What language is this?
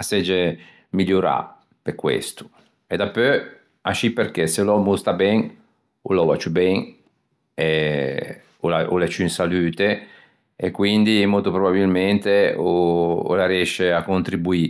Ligurian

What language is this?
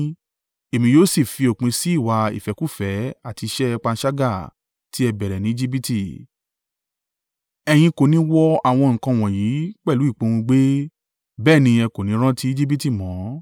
Yoruba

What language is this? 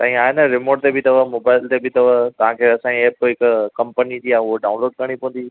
Sindhi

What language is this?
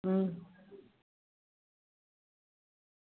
Dogri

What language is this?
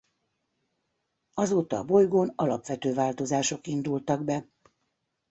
Hungarian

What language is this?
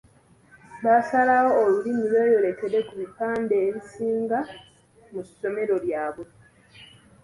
Ganda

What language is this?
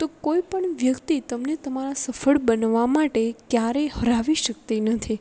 Gujarati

